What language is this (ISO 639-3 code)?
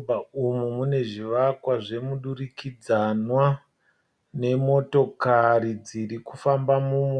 sna